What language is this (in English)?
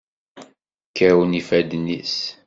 Kabyle